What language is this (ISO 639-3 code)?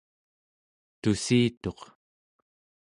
esu